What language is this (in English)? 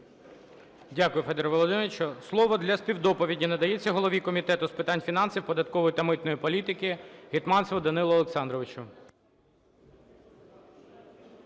Ukrainian